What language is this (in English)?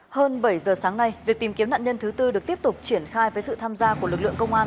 Vietnamese